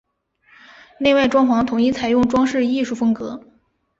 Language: Chinese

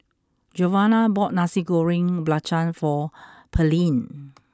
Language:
English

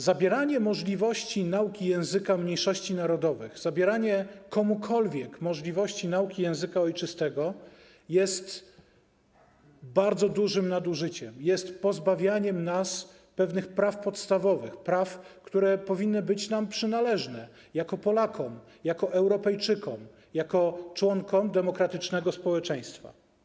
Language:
Polish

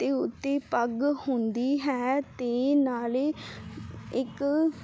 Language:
Punjabi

